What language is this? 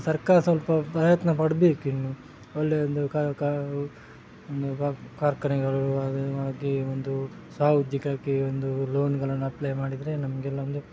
Kannada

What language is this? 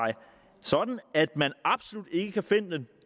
Danish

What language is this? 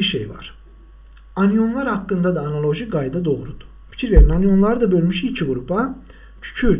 Turkish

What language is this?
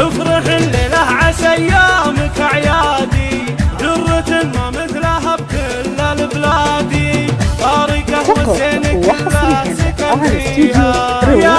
Arabic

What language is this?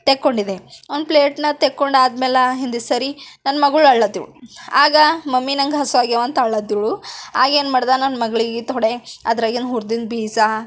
Kannada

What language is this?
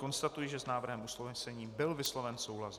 Czech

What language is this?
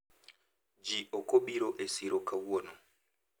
Luo (Kenya and Tanzania)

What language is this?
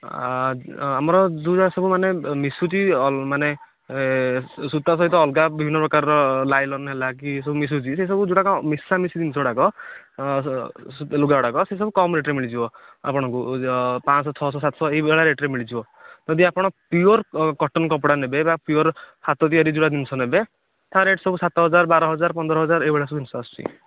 Odia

